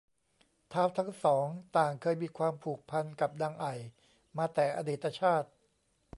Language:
Thai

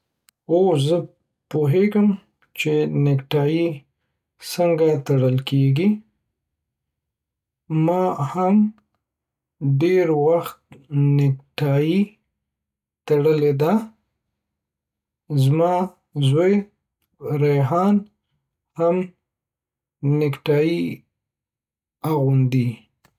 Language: Pashto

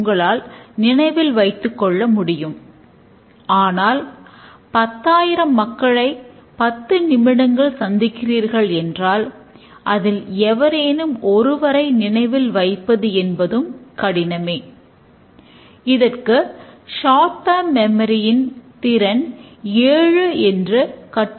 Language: Tamil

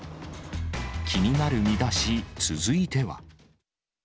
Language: Japanese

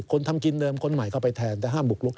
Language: Thai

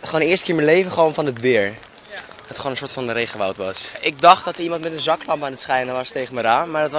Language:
Dutch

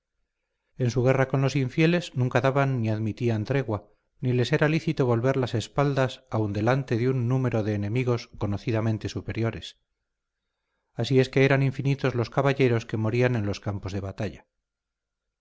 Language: Spanish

